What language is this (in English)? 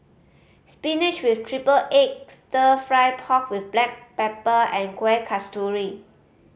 English